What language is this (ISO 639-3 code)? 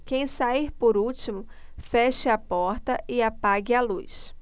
por